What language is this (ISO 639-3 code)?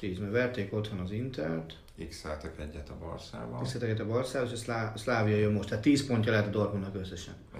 hun